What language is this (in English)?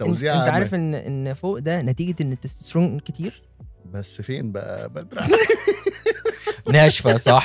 Arabic